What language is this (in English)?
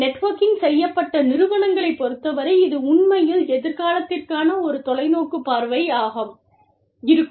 Tamil